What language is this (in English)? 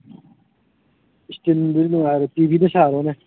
Manipuri